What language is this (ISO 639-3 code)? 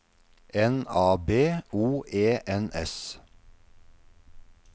nor